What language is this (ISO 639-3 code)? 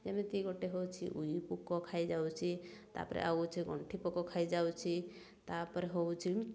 ori